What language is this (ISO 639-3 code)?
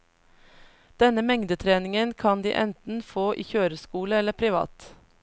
nor